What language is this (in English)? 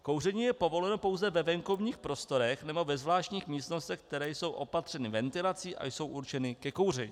Czech